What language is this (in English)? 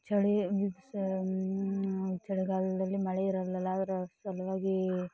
Kannada